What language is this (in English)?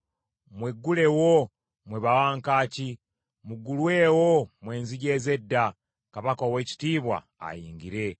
Ganda